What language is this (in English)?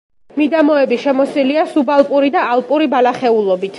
Georgian